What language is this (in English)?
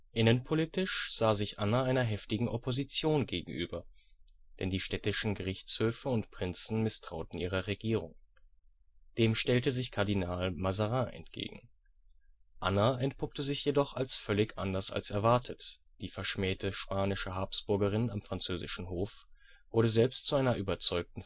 German